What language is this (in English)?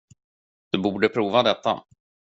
Swedish